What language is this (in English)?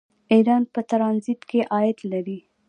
Pashto